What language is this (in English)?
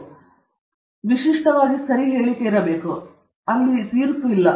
Kannada